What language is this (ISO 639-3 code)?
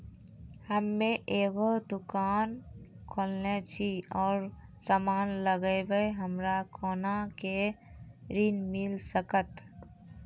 mai